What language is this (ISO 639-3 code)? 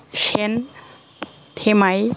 brx